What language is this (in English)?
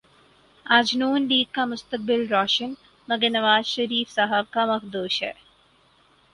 Urdu